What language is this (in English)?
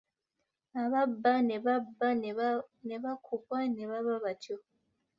Ganda